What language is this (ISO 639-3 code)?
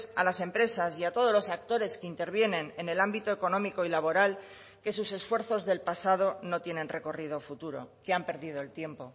spa